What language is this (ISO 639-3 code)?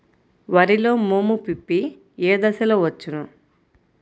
tel